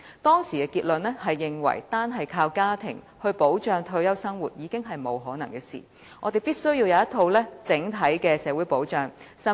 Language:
Cantonese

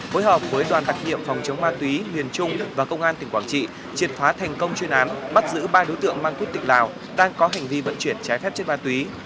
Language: Vietnamese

